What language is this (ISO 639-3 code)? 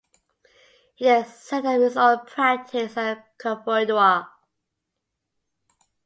eng